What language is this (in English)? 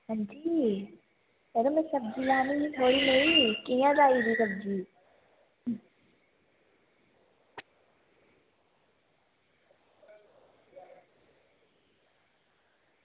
Dogri